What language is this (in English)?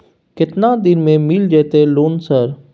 Maithili